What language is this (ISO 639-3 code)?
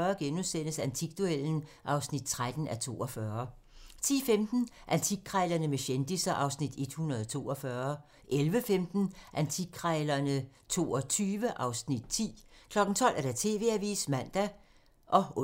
dan